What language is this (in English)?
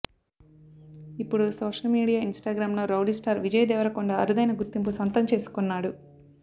Telugu